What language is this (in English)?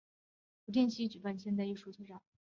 Chinese